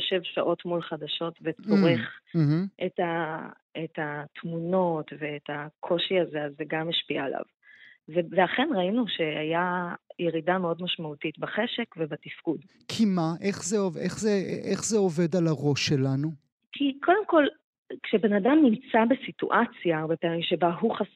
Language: Hebrew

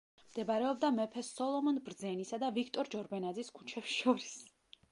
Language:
Georgian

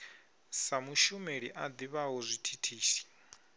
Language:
Venda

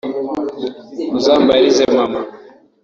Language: Kinyarwanda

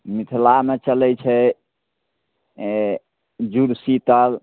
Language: Maithili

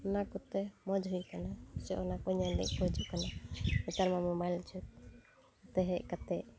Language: Santali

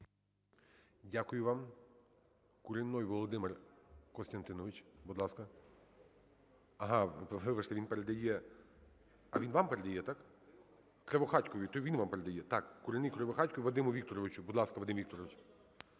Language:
Ukrainian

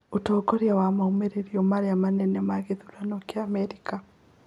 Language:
Kikuyu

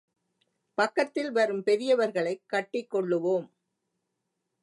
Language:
Tamil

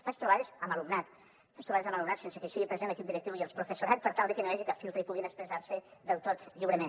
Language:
Catalan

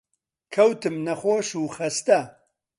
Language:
Central Kurdish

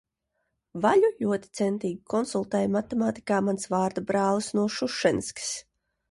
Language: Latvian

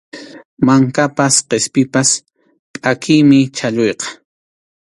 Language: Arequipa-La Unión Quechua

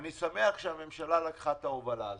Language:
Hebrew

